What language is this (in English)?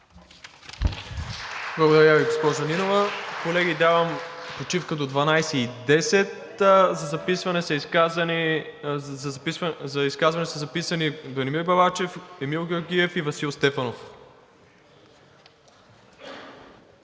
Bulgarian